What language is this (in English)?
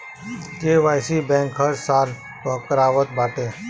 Bhojpuri